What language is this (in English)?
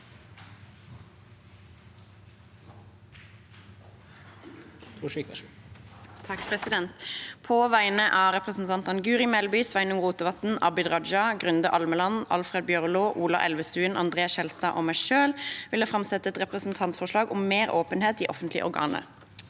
Norwegian